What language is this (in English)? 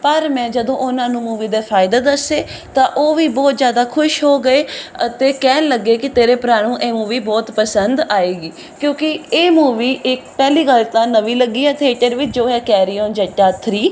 Punjabi